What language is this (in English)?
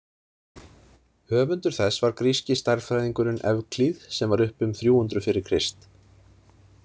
Icelandic